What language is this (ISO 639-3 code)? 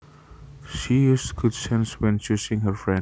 jav